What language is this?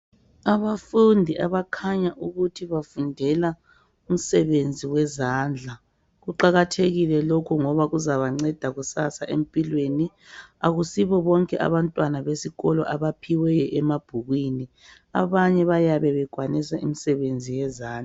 North Ndebele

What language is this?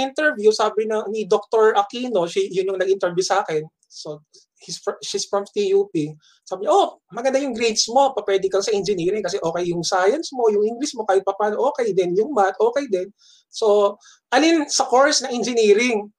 Filipino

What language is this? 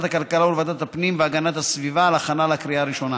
Hebrew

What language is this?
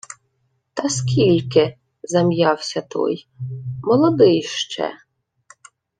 Ukrainian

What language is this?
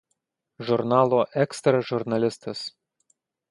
Lithuanian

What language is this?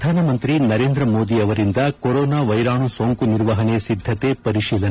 Kannada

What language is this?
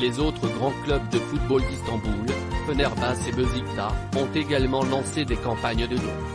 French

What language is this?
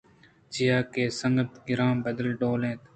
Eastern Balochi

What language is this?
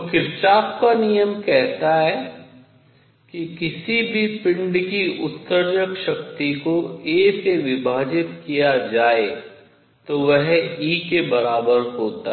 Hindi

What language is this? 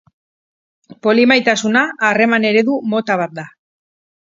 Basque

